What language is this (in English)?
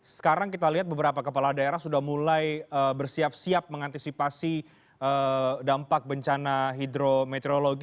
Indonesian